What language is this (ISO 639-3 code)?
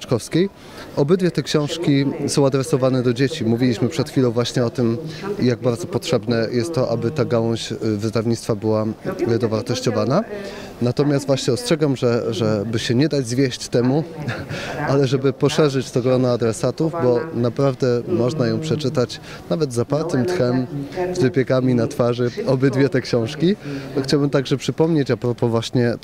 pol